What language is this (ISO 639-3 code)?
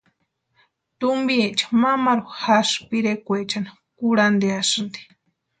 pua